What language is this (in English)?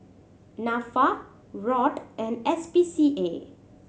English